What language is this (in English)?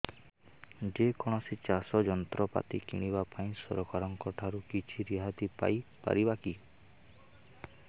Odia